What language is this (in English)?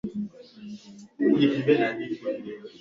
Swahili